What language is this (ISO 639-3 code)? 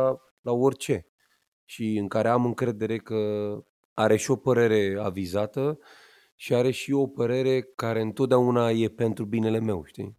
ron